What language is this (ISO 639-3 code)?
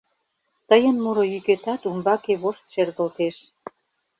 chm